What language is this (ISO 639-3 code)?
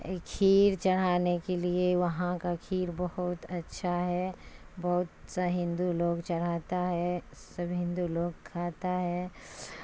urd